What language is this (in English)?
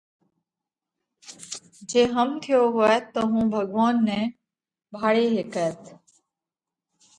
Parkari Koli